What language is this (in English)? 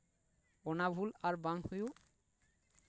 Santali